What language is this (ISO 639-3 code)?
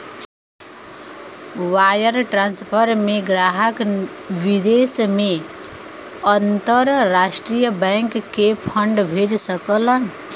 bho